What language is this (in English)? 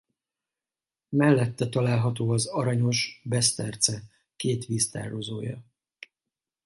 Hungarian